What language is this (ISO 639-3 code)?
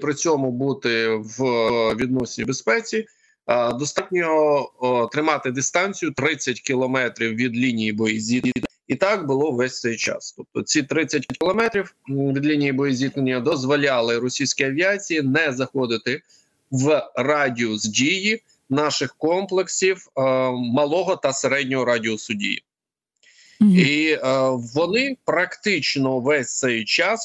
ukr